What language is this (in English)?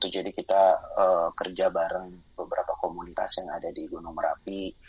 Indonesian